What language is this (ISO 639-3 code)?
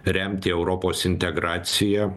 lit